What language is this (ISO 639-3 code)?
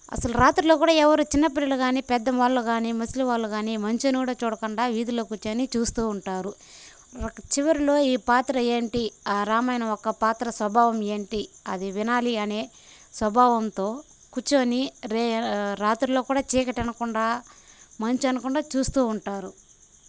tel